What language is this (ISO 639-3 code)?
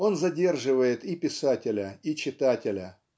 rus